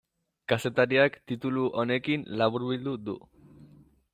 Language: Basque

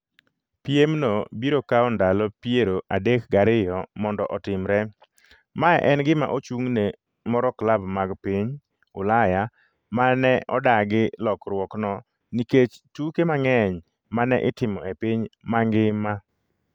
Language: Luo (Kenya and Tanzania)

